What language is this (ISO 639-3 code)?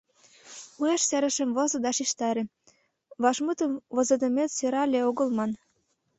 chm